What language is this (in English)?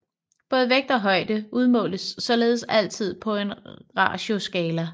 Danish